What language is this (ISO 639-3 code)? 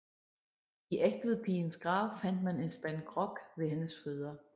dan